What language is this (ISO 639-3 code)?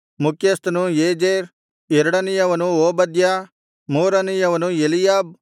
kan